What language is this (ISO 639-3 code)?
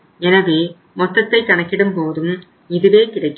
tam